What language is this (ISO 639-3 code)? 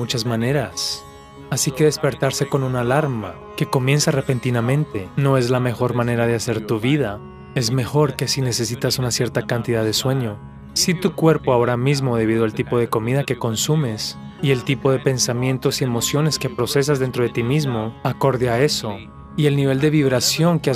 spa